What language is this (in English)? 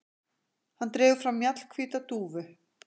Icelandic